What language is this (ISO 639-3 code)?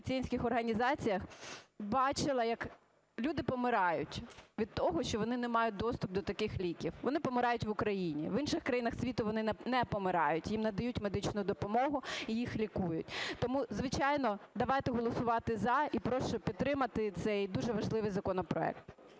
ukr